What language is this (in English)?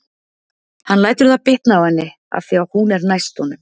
Icelandic